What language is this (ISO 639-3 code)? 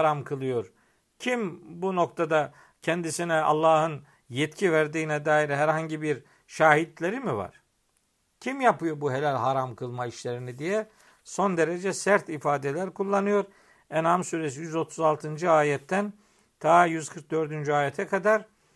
tur